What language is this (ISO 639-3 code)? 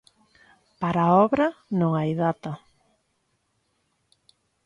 glg